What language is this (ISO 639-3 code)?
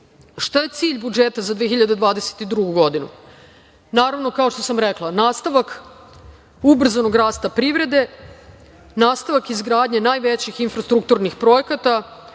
srp